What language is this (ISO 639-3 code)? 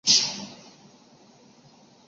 zho